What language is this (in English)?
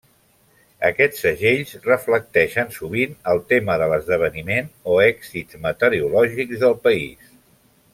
Catalan